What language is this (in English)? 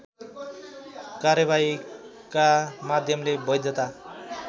Nepali